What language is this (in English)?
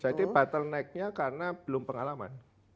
Indonesian